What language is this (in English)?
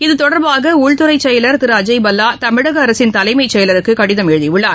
Tamil